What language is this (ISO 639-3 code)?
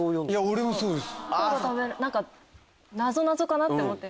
jpn